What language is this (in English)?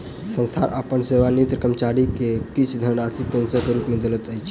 Maithili